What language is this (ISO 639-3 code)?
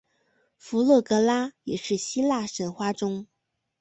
zho